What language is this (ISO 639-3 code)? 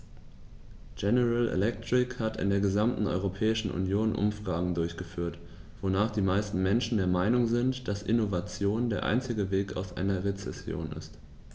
deu